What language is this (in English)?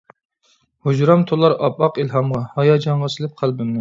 Uyghur